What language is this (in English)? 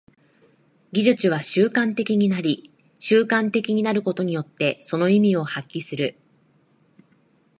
Japanese